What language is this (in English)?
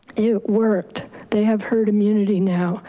English